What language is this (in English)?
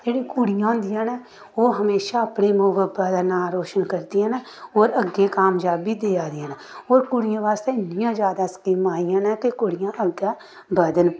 Dogri